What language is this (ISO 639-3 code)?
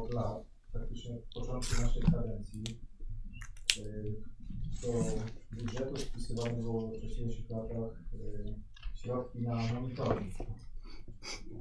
pol